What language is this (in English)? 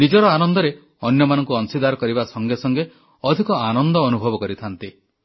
Odia